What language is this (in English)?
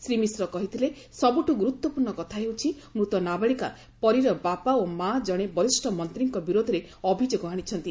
Odia